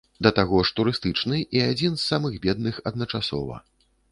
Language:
Belarusian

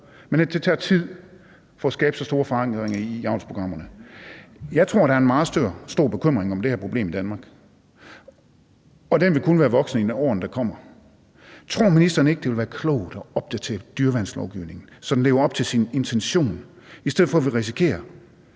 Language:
Danish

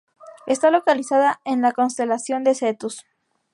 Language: Spanish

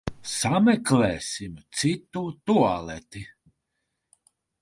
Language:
Latvian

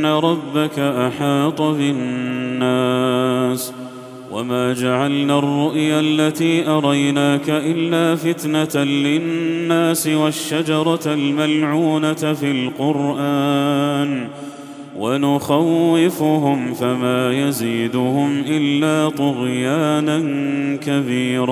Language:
Arabic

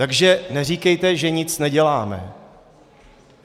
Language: Czech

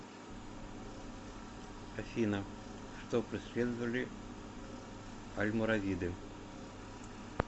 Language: Russian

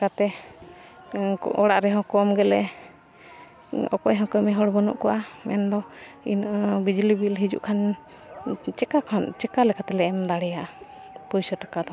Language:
Santali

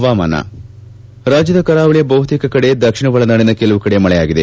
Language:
Kannada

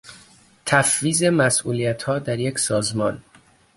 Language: Persian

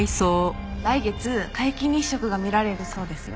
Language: Japanese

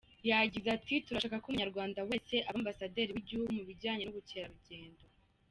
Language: Kinyarwanda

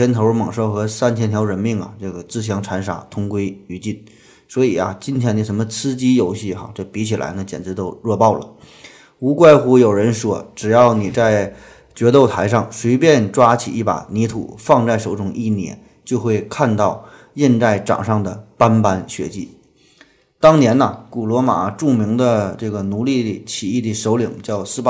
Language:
Chinese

